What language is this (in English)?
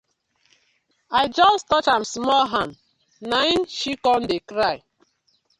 Nigerian Pidgin